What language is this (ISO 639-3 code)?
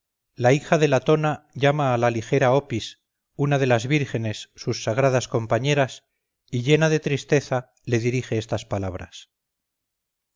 spa